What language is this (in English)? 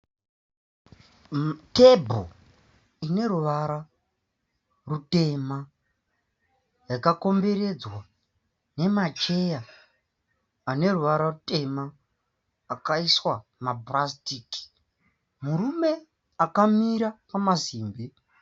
Shona